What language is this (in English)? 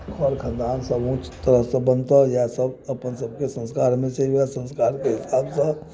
Maithili